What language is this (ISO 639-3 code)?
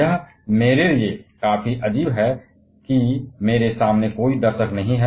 hin